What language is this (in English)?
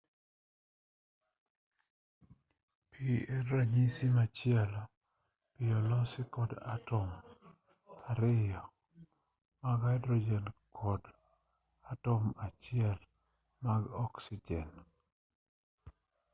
Luo (Kenya and Tanzania)